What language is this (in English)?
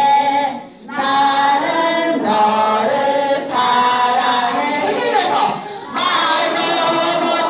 Korean